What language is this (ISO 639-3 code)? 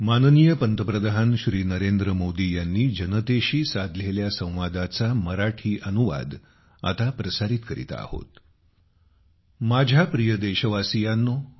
mar